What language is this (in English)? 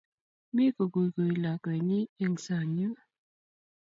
Kalenjin